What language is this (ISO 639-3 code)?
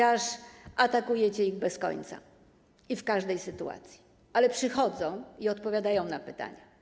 pol